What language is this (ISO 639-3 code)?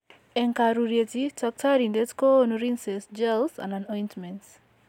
kln